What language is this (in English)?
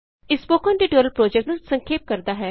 Punjabi